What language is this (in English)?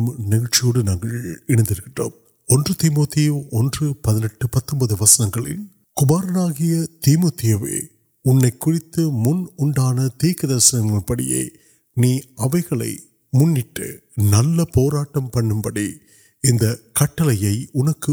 Urdu